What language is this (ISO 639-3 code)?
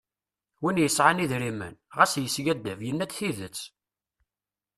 kab